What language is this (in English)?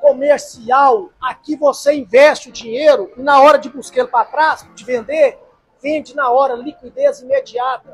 Portuguese